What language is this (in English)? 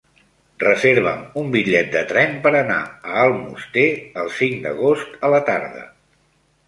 Catalan